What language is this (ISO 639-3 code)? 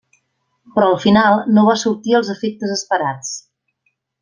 cat